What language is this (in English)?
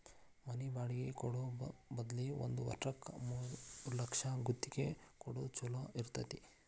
Kannada